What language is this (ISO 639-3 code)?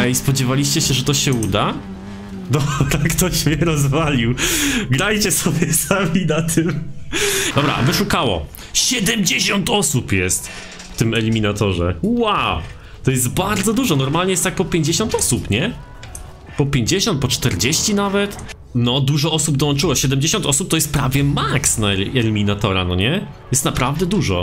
pol